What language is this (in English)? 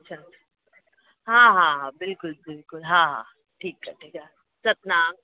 Sindhi